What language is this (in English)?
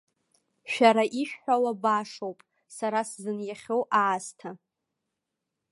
Abkhazian